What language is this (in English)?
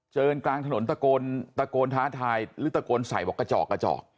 Thai